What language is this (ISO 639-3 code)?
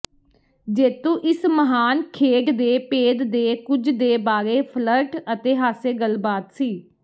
pan